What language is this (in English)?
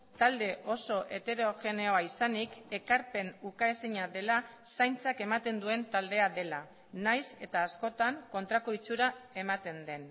Basque